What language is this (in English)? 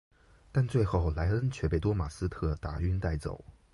Chinese